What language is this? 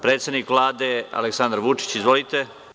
Serbian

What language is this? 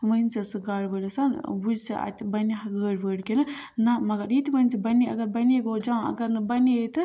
Kashmiri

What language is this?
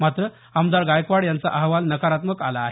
Marathi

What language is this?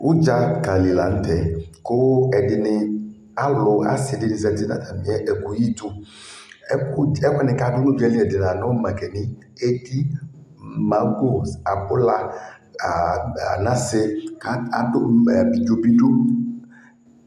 Ikposo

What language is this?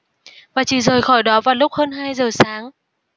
Vietnamese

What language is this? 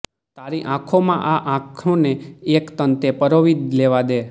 Gujarati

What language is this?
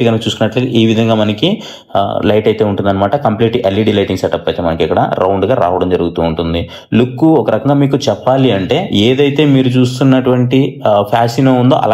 Telugu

